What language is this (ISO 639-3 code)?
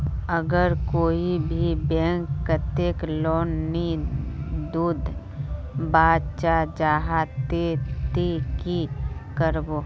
mag